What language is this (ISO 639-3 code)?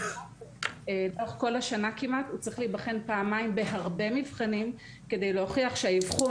heb